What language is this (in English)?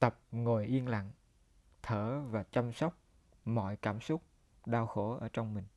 Vietnamese